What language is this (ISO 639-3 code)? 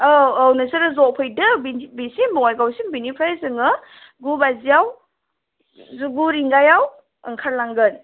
brx